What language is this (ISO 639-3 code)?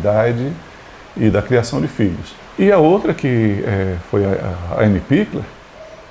por